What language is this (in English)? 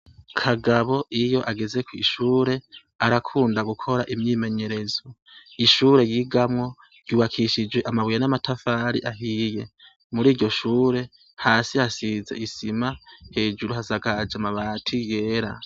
Rundi